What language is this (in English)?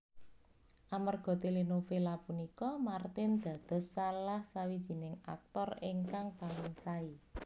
Javanese